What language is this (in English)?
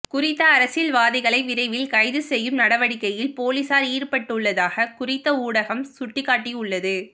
Tamil